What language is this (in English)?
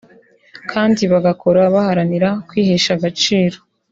Kinyarwanda